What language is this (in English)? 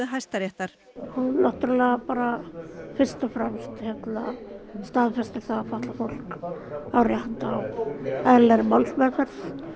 Icelandic